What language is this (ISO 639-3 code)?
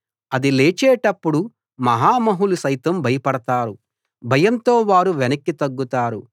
tel